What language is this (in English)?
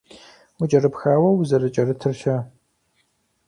Kabardian